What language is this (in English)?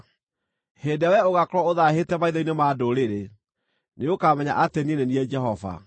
Kikuyu